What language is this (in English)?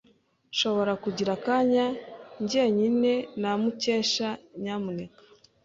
Kinyarwanda